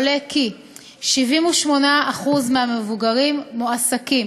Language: Hebrew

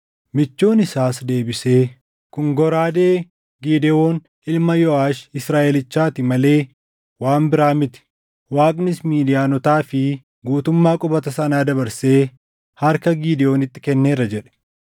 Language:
Oromo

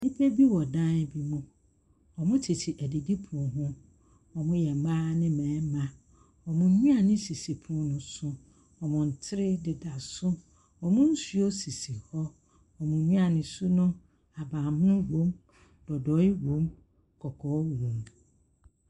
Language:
Akan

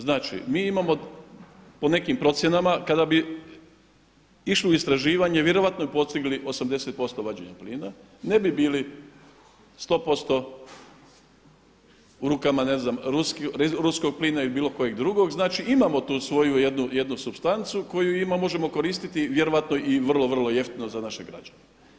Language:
Croatian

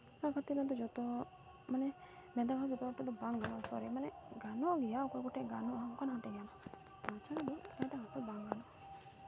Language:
Santali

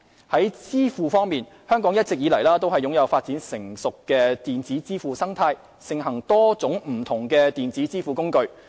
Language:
Cantonese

